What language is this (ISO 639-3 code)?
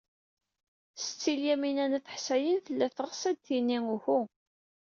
kab